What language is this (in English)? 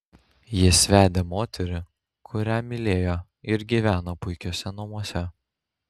Lithuanian